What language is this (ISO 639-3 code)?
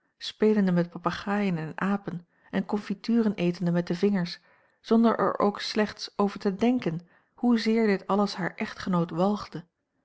nld